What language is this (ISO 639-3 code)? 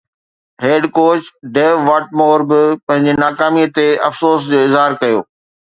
snd